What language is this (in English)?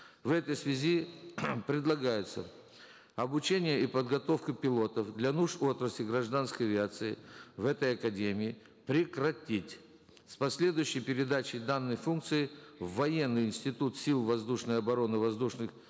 Kazakh